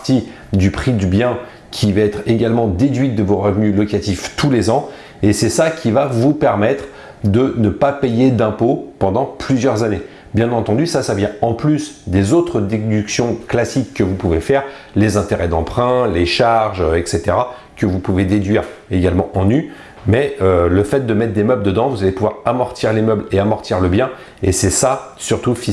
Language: French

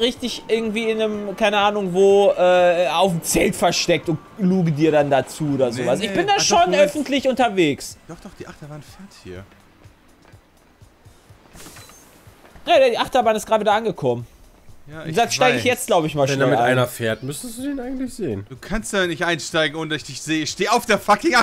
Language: German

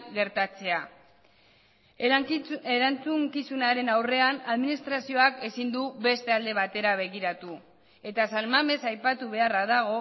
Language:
Basque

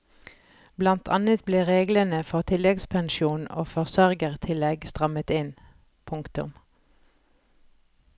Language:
Norwegian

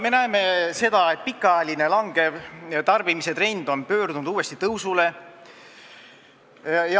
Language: Estonian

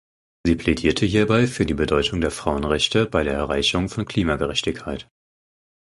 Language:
German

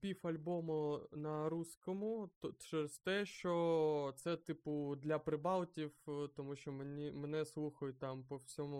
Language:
Ukrainian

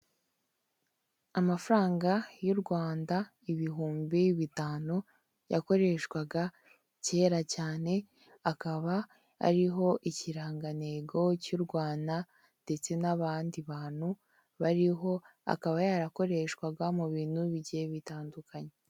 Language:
Kinyarwanda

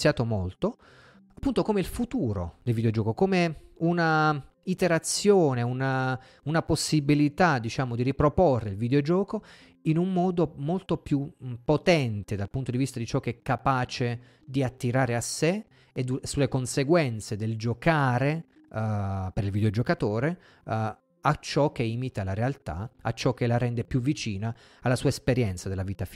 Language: Italian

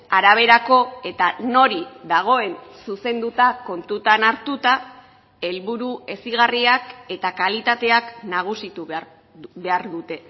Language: Basque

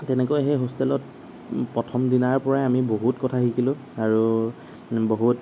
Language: Assamese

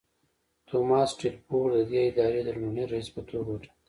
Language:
Pashto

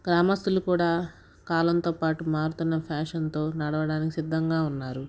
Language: Telugu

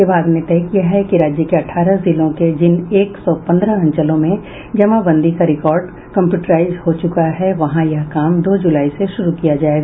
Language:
Hindi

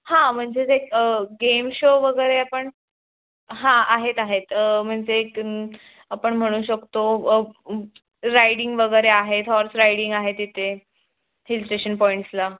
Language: Marathi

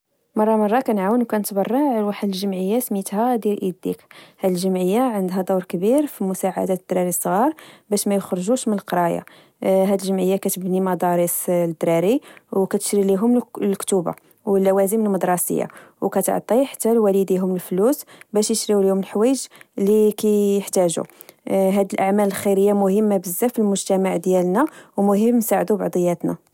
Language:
Moroccan Arabic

